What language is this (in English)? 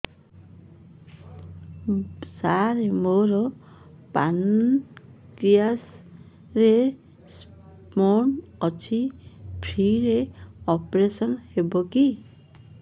Odia